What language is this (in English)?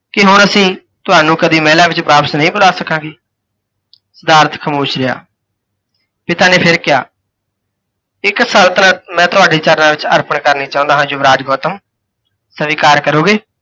Punjabi